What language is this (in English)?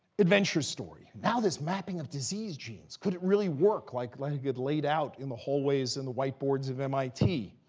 English